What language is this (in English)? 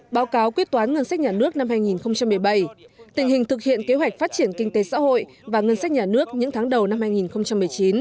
Vietnamese